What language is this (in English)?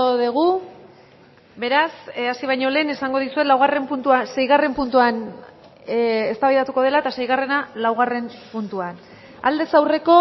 Basque